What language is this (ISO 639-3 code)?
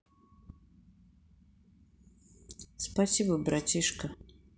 rus